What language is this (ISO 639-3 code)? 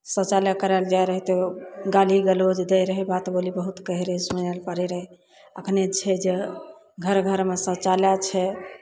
mai